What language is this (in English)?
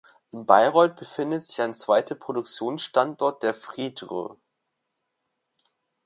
German